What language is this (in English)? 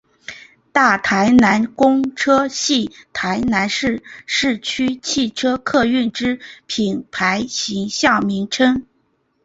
Chinese